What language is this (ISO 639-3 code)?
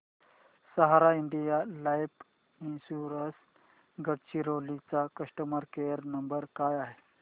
mar